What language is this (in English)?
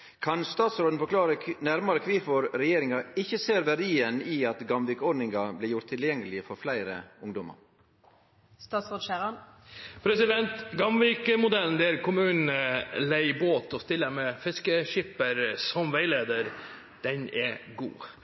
Norwegian